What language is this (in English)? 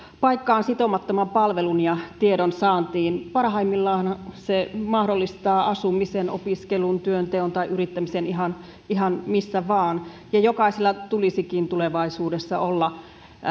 Finnish